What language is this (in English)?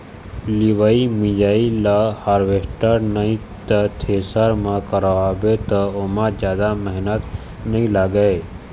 Chhattisgarhi